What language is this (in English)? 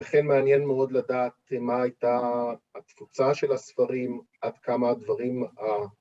Hebrew